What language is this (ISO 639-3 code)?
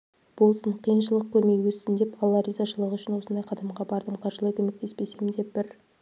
kaz